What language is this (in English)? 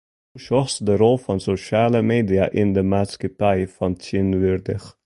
Western Frisian